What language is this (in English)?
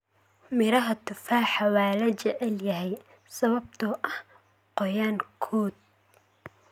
Somali